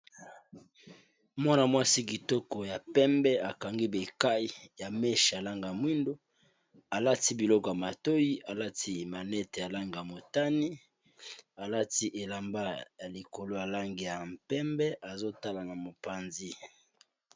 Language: Lingala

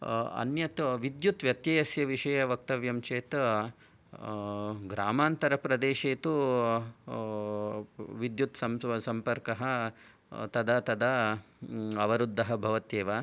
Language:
Sanskrit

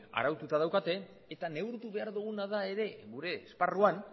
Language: Basque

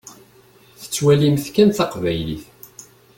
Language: Kabyle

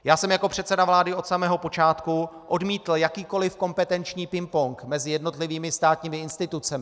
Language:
Czech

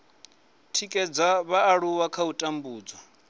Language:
Venda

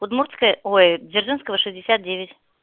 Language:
Russian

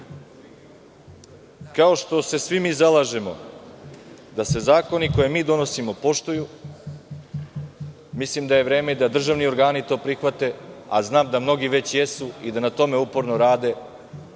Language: Serbian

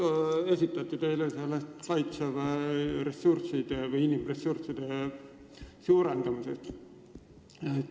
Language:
Estonian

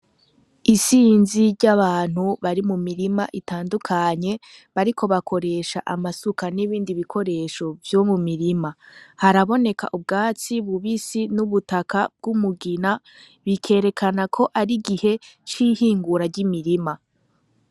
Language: Rundi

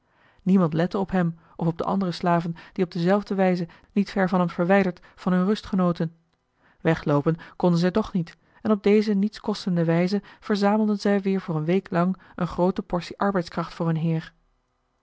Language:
Dutch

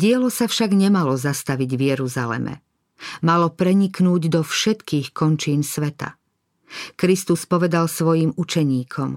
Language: Slovak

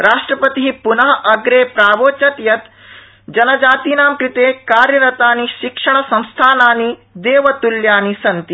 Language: Sanskrit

